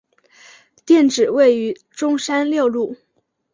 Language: Chinese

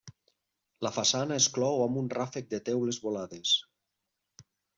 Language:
Catalan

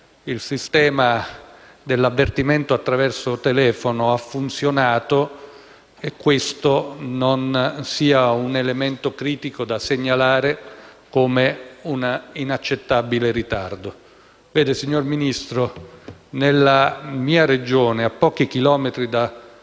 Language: Italian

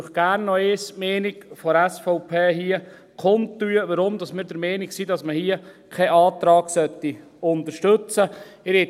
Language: Swiss German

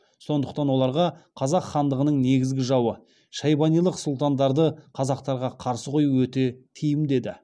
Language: Kazakh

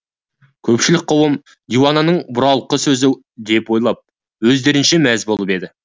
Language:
Kazakh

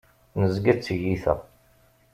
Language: Kabyle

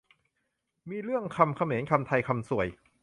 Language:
Thai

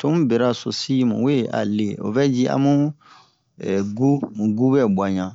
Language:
Bomu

